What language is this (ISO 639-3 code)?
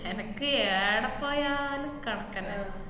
mal